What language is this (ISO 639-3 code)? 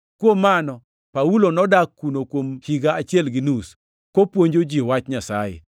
luo